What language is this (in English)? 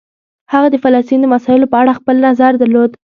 Pashto